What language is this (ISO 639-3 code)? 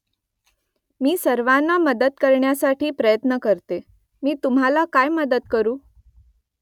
mar